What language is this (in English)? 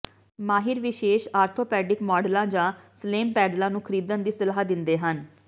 Punjabi